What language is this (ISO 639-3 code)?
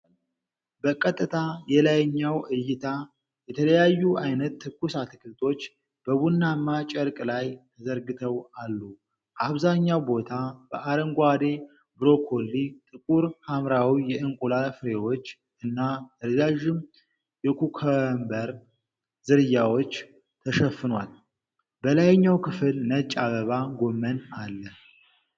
amh